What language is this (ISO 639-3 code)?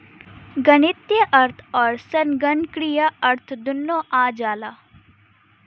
bho